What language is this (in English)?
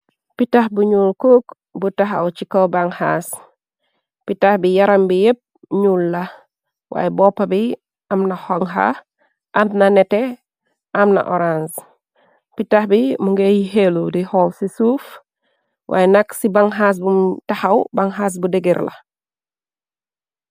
Wolof